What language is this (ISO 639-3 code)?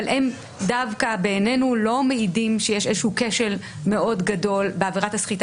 heb